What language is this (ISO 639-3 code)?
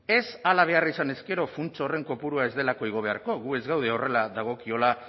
eus